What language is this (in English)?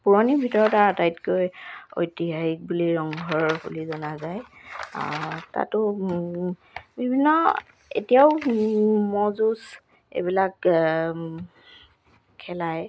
Assamese